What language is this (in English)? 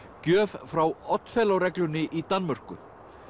Icelandic